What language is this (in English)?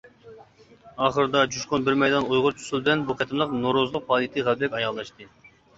Uyghur